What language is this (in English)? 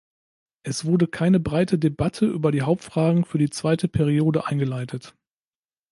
German